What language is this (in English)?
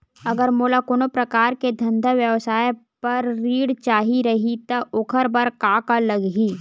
Chhattisgarhi